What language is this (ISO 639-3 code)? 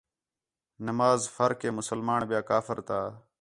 xhe